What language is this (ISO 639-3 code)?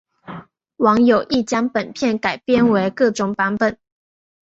zho